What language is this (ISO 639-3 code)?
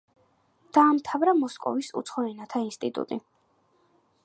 kat